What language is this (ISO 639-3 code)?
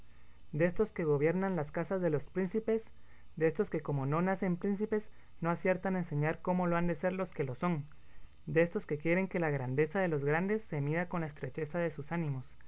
spa